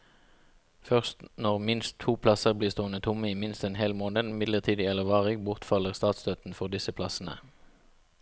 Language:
Norwegian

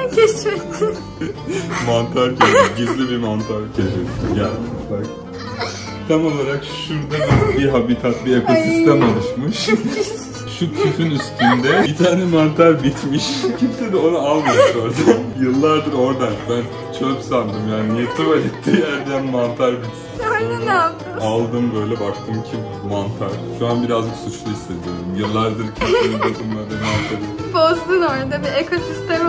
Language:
Turkish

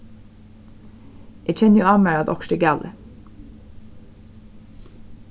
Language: Faroese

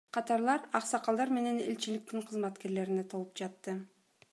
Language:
Kyrgyz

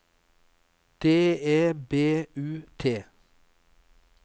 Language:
Norwegian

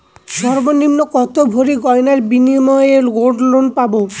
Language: Bangla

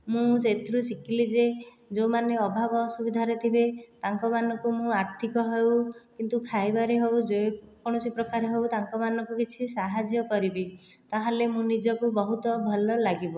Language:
Odia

